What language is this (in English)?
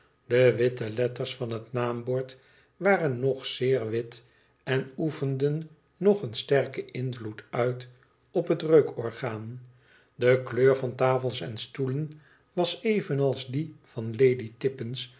Dutch